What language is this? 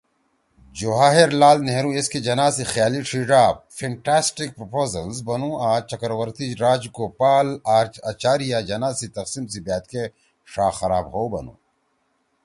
Torwali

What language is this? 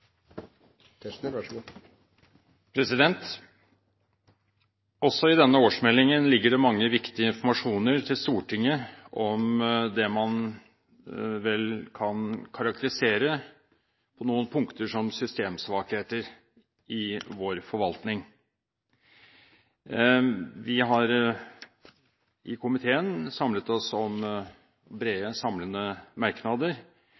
Norwegian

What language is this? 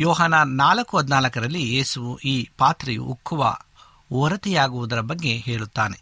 Kannada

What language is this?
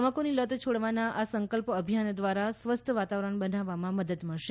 Gujarati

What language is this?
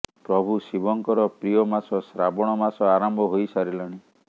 Odia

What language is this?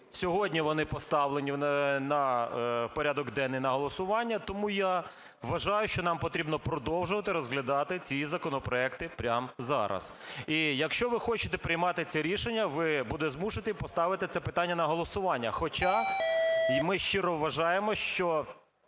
Ukrainian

